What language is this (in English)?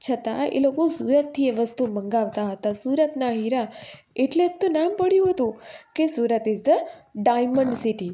Gujarati